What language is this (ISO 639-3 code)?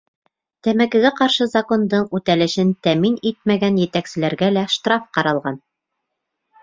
bak